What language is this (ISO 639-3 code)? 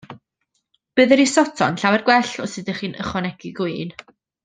cym